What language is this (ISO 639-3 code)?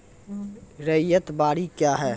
mai